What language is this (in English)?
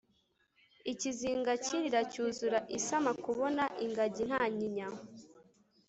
Kinyarwanda